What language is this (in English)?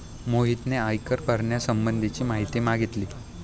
Marathi